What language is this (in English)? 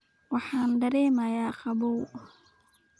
Somali